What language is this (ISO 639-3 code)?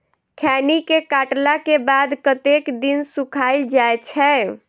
mai